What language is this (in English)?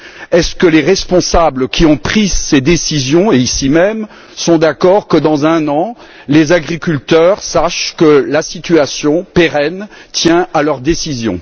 French